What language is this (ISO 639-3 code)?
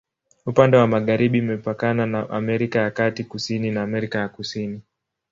swa